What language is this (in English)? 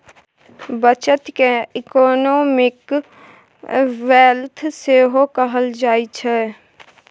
Maithili